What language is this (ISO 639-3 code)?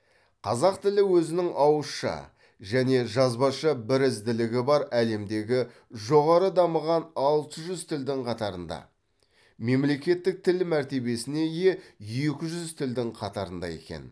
kaz